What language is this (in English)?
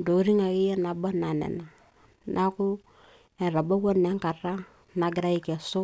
Masai